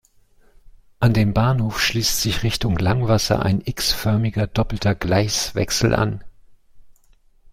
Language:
German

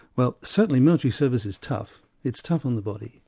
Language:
English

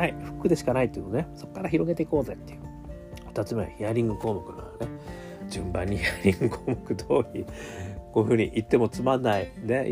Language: Japanese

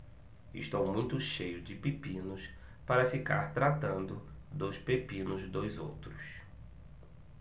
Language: Portuguese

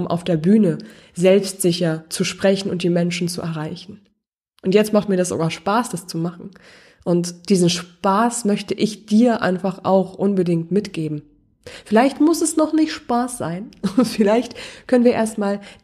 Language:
German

